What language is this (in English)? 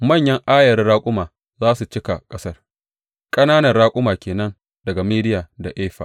Hausa